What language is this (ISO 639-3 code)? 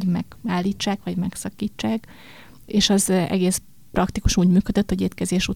hun